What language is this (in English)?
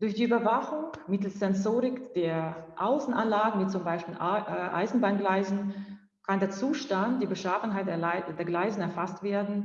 German